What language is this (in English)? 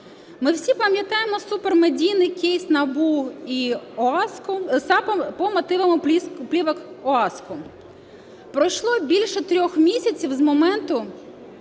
Ukrainian